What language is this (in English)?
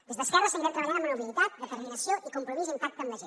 Catalan